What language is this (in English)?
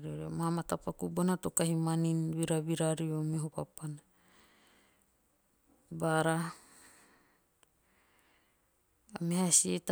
Teop